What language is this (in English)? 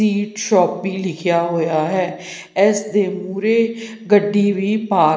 Punjabi